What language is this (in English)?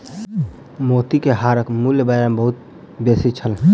Maithili